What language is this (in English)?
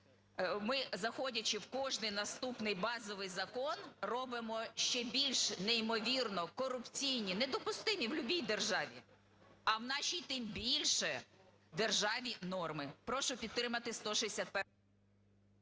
Ukrainian